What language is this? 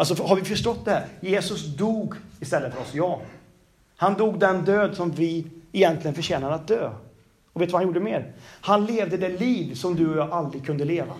Swedish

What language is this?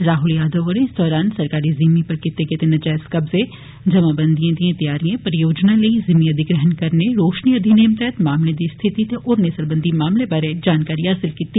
Dogri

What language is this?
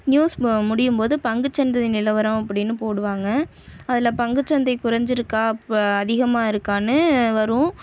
Tamil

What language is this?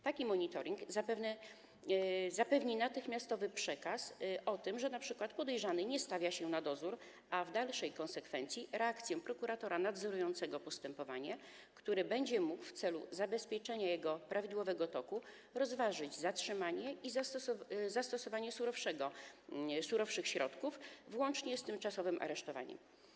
Polish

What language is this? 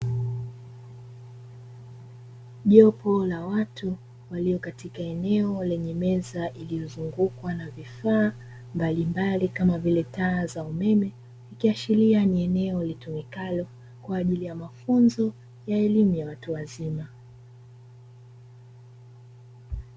Swahili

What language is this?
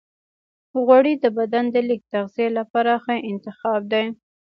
Pashto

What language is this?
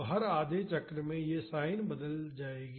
Hindi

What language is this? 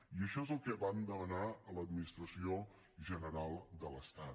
Catalan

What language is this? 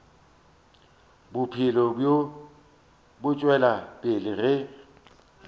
Northern Sotho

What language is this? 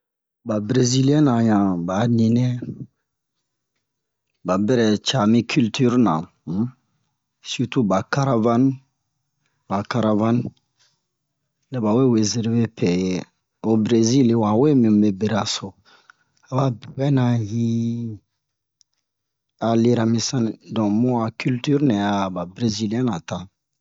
Bomu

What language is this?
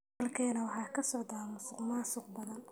Somali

